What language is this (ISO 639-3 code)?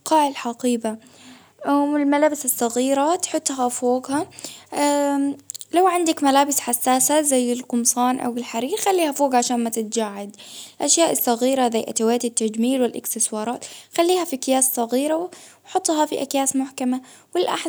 abv